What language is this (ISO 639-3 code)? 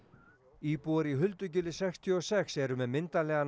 isl